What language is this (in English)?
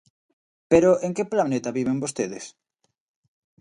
Galician